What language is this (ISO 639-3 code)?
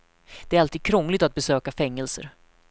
swe